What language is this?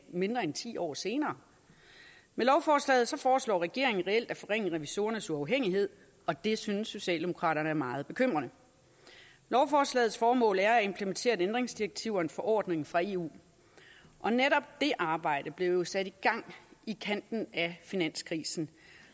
Danish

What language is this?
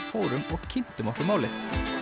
Icelandic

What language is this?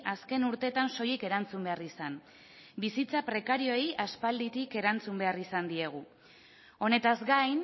Basque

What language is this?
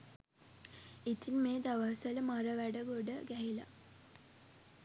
Sinhala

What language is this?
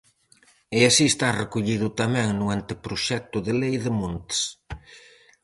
Galician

